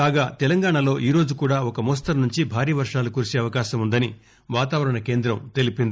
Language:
Telugu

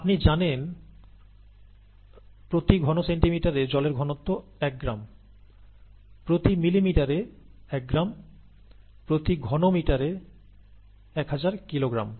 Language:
Bangla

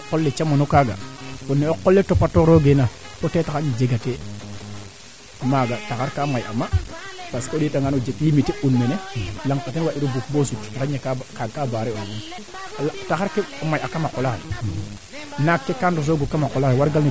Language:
Serer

